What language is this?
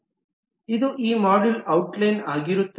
Kannada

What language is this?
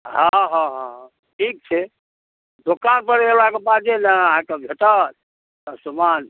Maithili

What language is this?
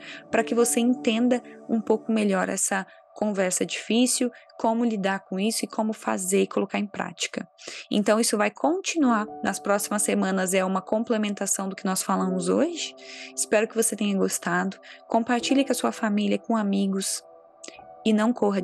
Portuguese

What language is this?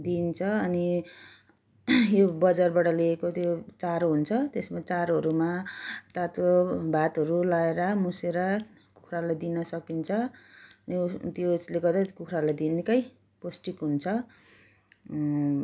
Nepali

